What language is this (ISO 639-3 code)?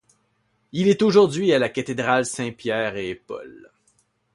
fra